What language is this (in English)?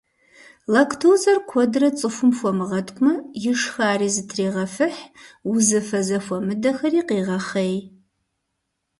Kabardian